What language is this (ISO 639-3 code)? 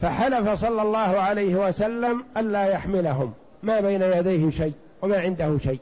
ara